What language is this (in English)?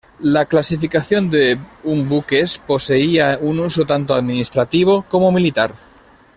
Spanish